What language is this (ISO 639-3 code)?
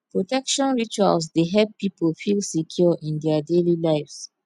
pcm